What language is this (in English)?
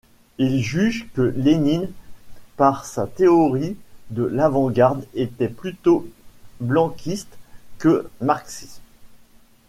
French